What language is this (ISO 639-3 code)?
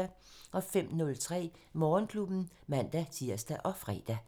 dan